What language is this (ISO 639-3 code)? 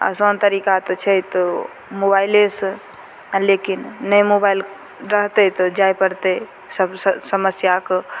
mai